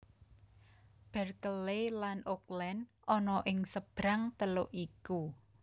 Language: Javanese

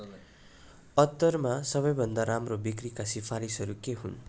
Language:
Nepali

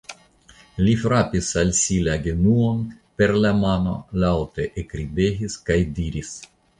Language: Esperanto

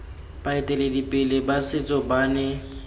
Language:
Tswana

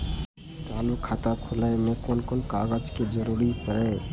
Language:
Maithili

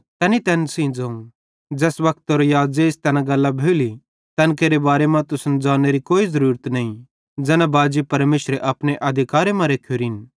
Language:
Bhadrawahi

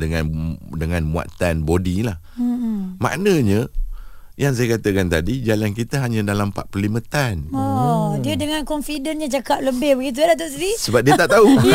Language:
Malay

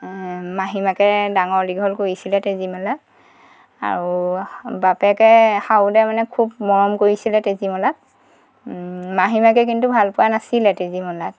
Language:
Assamese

